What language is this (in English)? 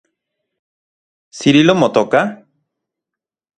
Central Puebla Nahuatl